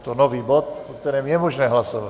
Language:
Czech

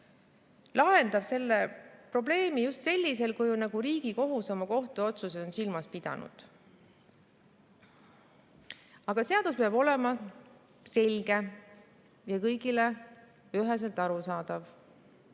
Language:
Estonian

